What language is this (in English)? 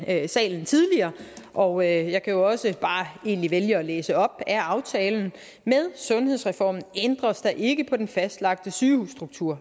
Danish